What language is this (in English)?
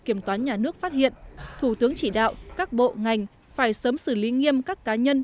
Vietnamese